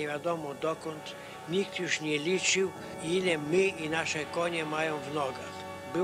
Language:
Polish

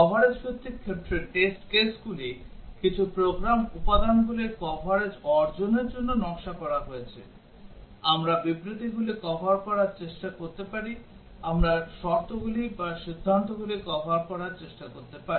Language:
Bangla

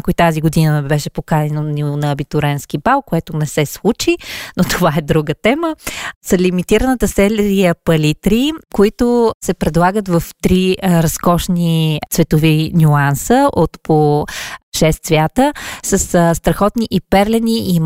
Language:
Bulgarian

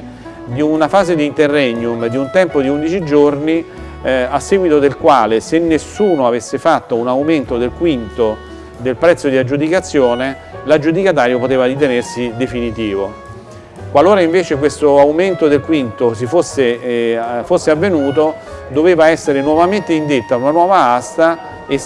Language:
Italian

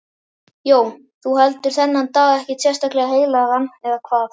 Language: Icelandic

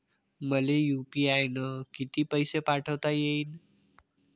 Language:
Marathi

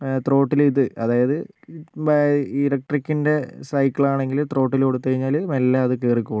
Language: Malayalam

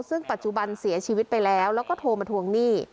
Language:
Thai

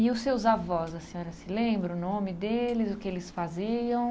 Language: Portuguese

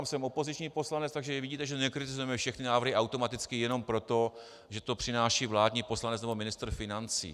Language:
Czech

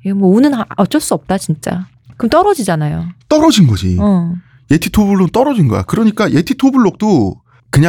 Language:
Korean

